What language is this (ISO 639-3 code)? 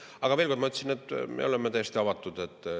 est